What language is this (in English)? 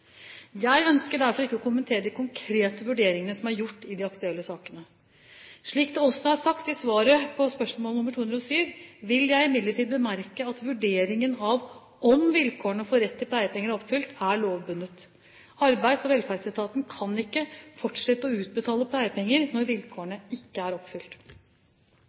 Norwegian Bokmål